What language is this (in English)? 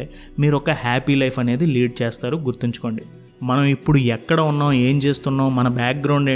Telugu